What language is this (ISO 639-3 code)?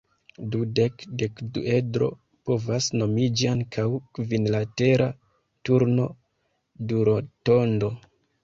epo